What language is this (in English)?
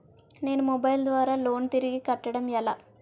Telugu